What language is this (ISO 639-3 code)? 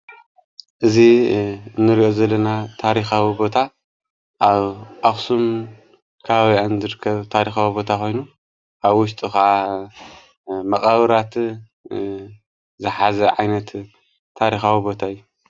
tir